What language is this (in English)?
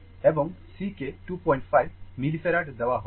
Bangla